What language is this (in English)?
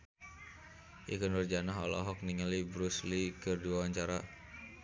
Sundanese